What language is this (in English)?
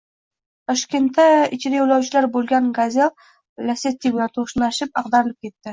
Uzbek